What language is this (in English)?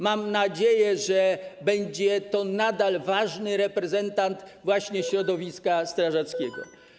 Polish